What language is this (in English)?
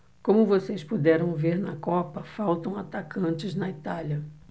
Portuguese